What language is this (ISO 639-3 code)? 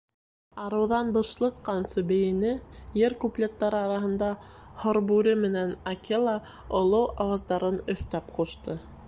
bak